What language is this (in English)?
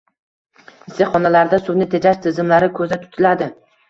Uzbek